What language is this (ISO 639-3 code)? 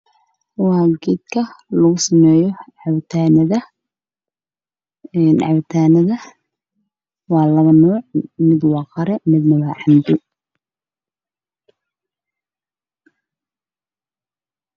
som